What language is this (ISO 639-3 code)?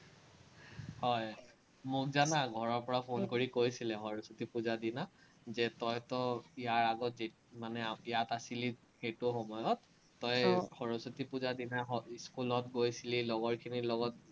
asm